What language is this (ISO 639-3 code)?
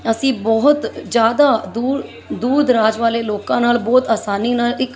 pan